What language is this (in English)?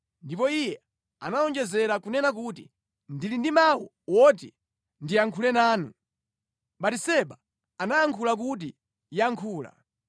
Nyanja